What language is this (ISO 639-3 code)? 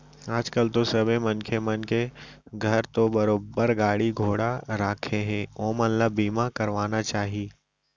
hne